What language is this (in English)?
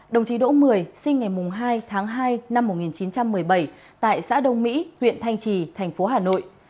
Vietnamese